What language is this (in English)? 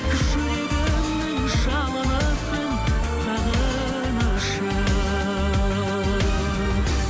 Kazakh